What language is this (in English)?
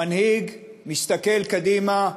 Hebrew